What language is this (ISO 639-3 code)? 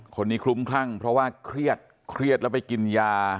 tha